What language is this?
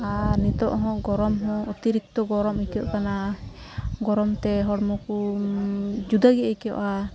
Santali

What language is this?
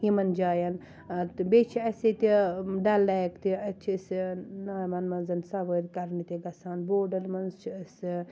Kashmiri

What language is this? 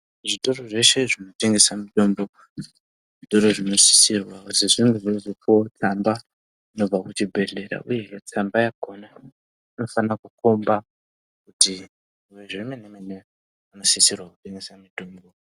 Ndau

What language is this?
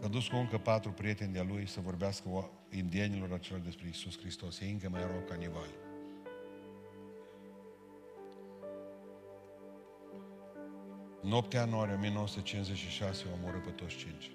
Romanian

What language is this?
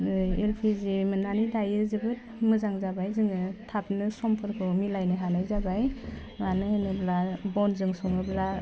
Bodo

